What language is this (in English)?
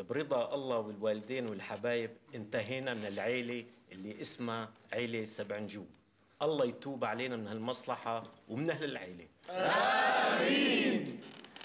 Arabic